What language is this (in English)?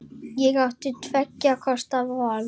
Icelandic